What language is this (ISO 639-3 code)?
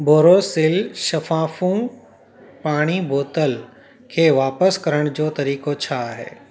snd